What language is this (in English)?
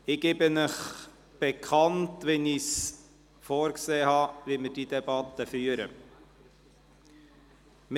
Swiss German